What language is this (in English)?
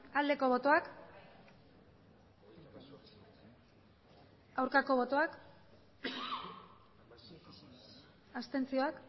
Basque